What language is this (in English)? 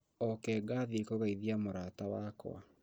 Kikuyu